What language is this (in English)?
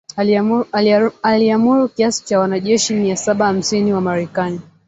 Swahili